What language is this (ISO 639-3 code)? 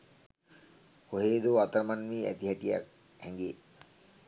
sin